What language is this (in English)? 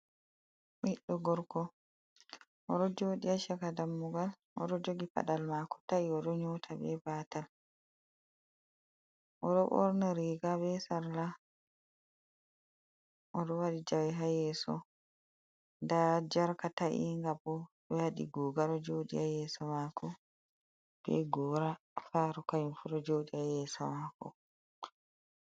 Fula